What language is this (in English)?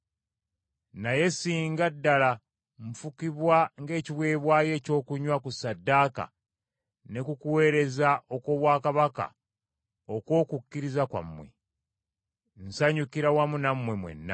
Ganda